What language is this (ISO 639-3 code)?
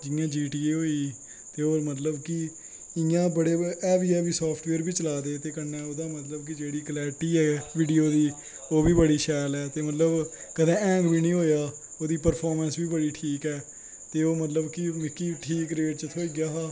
doi